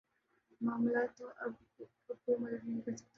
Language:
Urdu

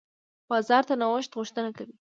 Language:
Pashto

